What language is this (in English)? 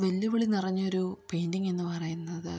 Malayalam